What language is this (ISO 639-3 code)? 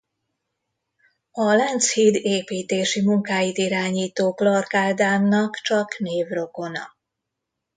hun